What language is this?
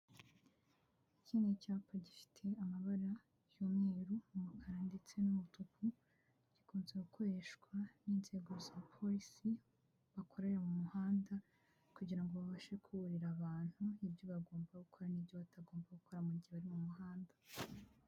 Kinyarwanda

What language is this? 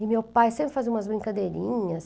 Portuguese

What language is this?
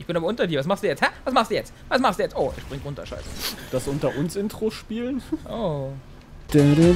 German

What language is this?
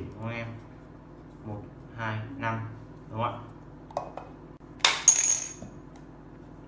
Vietnamese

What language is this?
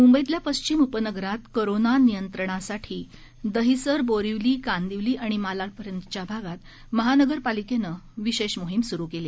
Marathi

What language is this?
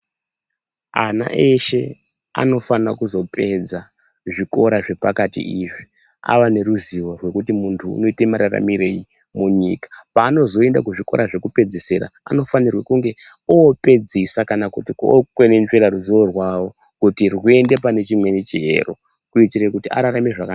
Ndau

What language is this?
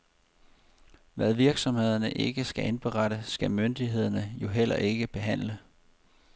Danish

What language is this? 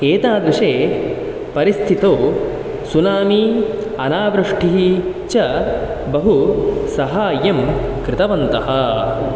Sanskrit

